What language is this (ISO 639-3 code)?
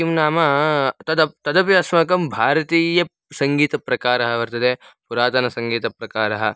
san